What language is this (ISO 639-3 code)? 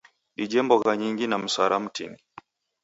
dav